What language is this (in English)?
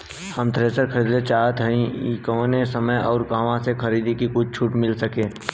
Bhojpuri